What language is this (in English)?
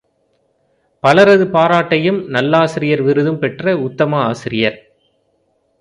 Tamil